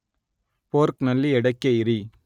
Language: Kannada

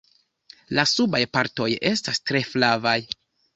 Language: Esperanto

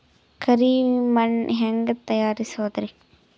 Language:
Kannada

